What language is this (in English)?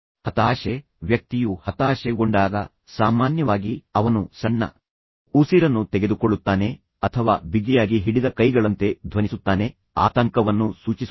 Kannada